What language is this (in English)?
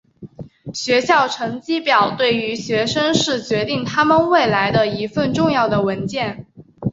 Chinese